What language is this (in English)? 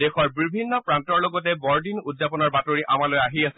Assamese